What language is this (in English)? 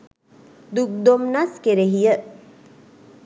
Sinhala